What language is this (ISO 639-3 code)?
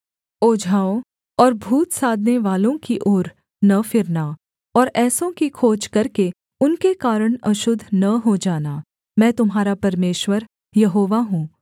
hin